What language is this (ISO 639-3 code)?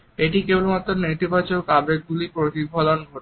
ben